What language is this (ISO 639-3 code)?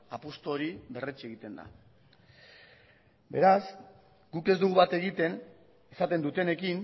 eus